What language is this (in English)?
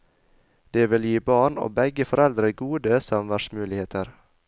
Norwegian